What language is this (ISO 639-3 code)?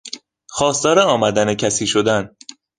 fas